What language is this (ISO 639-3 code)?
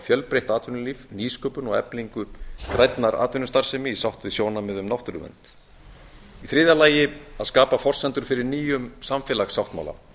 isl